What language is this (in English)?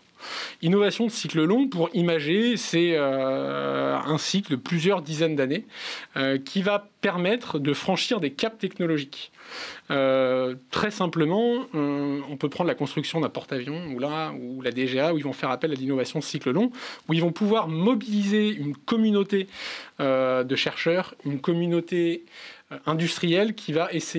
French